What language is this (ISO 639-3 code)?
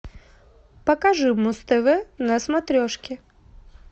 rus